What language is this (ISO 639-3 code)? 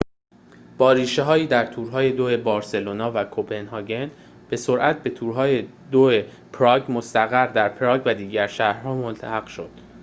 fas